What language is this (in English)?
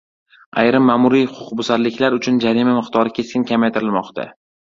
Uzbek